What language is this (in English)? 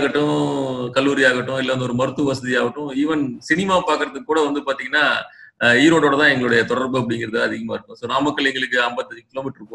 Tamil